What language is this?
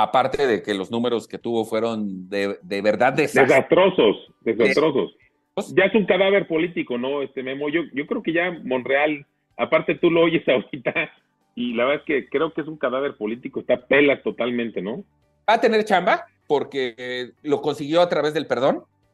Spanish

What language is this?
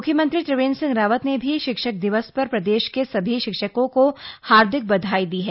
Hindi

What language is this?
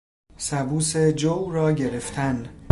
Persian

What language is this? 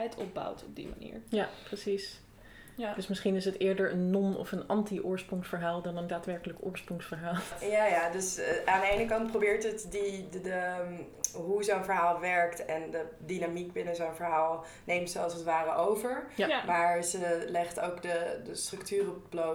Dutch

